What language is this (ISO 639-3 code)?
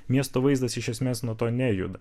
lit